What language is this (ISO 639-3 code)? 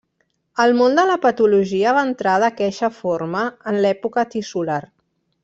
cat